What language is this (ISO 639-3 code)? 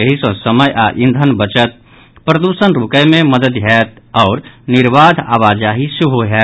mai